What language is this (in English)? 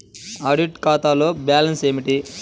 Telugu